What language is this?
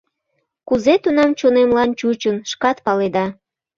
Mari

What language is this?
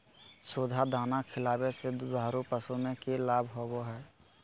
Magahi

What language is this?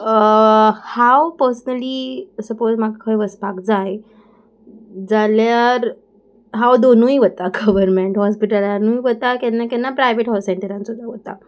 Konkani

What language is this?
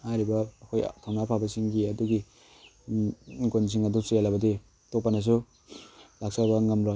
Manipuri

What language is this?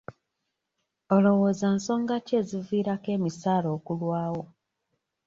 Ganda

